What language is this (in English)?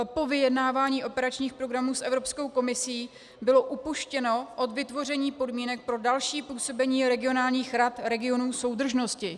Czech